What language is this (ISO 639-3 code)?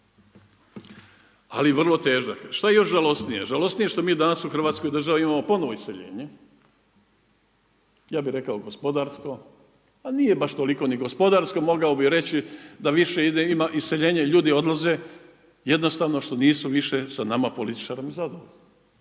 hrv